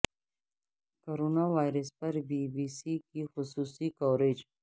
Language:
Urdu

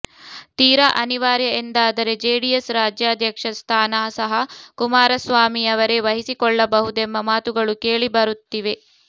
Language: Kannada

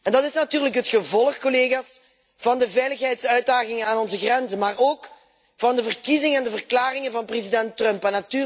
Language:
Dutch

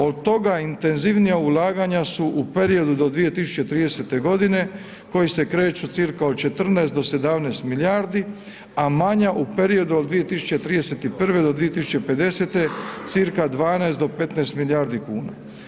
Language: Croatian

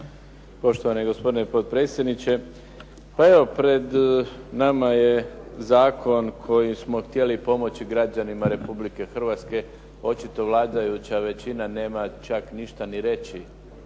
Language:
Croatian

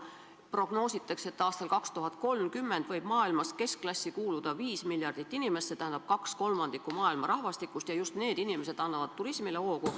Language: Estonian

